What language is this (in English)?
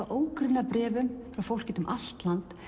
Icelandic